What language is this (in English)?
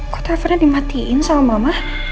Indonesian